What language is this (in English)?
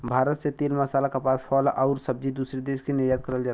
Bhojpuri